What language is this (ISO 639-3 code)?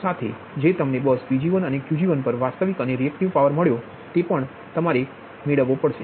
guj